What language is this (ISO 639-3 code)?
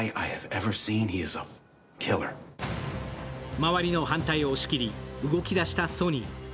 jpn